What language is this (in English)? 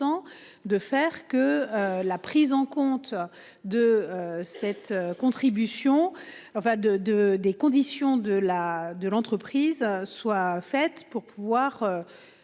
French